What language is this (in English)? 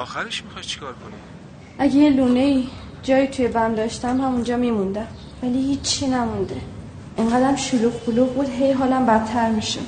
Persian